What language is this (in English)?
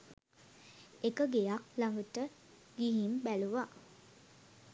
Sinhala